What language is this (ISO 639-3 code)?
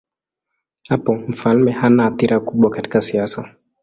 swa